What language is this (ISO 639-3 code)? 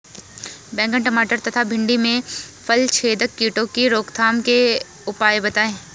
hin